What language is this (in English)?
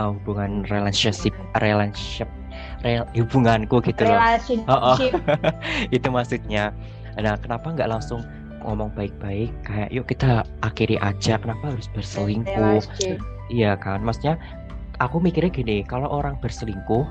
Indonesian